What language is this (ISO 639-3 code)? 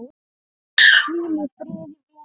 isl